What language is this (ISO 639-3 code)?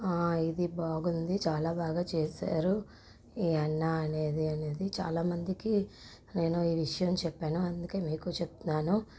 tel